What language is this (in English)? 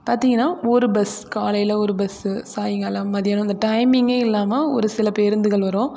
Tamil